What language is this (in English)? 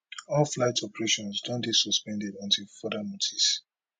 Nigerian Pidgin